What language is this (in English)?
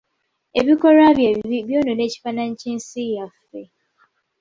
Ganda